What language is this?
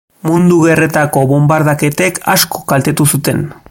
Basque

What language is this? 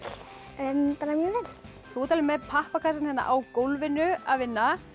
Icelandic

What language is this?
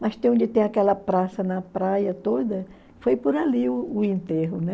Portuguese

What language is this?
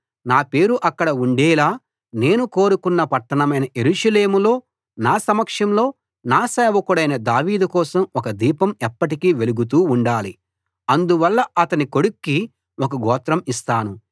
Telugu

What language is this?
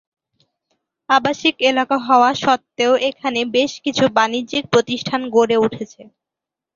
Bangla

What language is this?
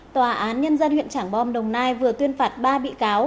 Vietnamese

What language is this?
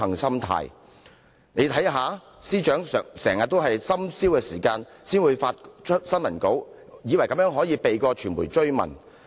Cantonese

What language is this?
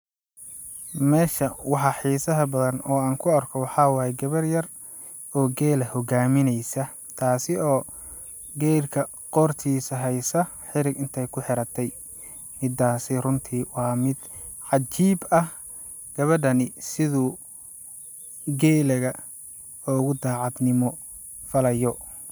Somali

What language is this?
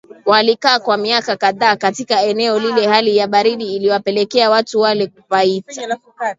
Swahili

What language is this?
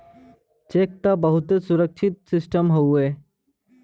Bhojpuri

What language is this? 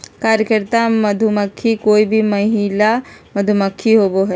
Magahi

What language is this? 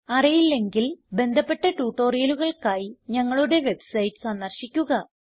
Malayalam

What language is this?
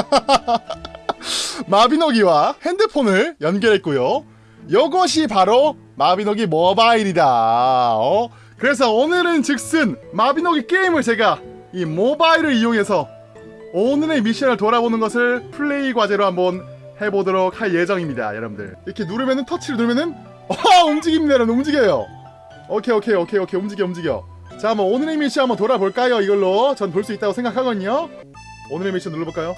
Korean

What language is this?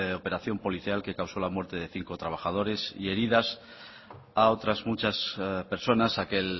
Spanish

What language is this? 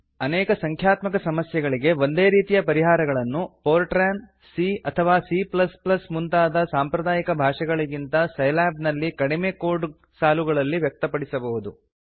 Kannada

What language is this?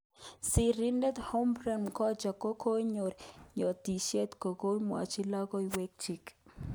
Kalenjin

